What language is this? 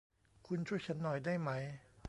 Thai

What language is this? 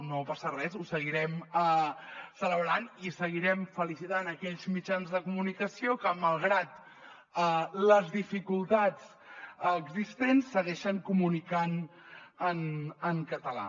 Catalan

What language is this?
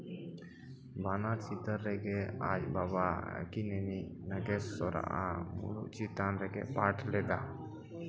Santali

